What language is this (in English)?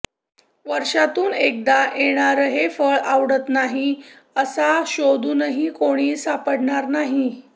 Marathi